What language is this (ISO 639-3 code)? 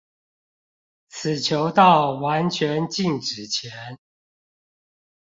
zho